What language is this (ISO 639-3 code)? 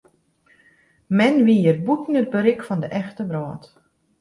fry